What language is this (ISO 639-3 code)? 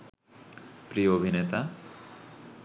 ben